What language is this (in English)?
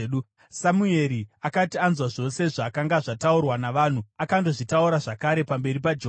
Shona